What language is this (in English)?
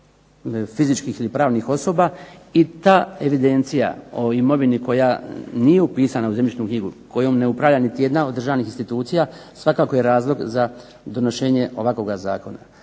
Croatian